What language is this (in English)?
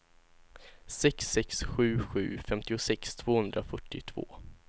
Swedish